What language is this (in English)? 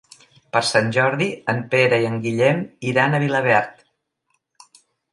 Catalan